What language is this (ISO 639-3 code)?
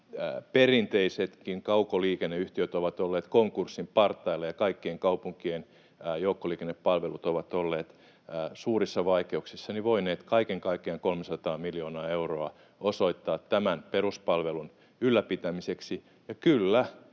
fin